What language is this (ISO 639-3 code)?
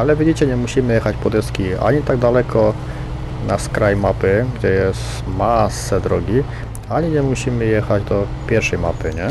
pol